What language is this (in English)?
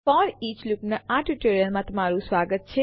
Gujarati